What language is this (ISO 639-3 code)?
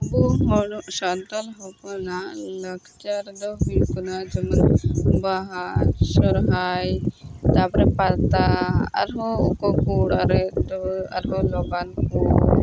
sat